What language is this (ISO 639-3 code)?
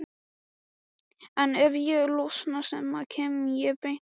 isl